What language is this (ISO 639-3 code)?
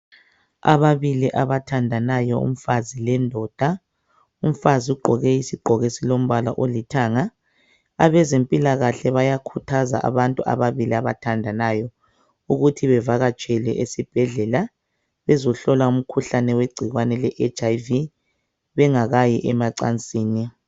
nde